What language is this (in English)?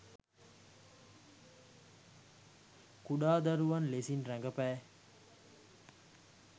Sinhala